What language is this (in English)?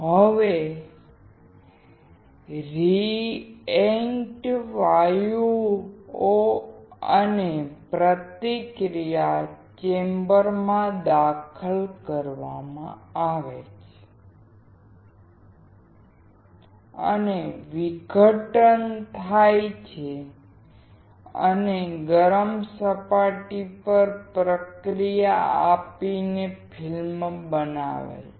Gujarati